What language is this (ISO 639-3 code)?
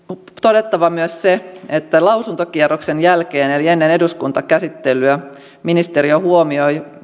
fin